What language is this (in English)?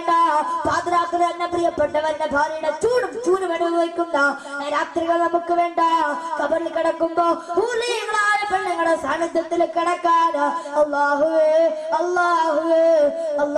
Arabic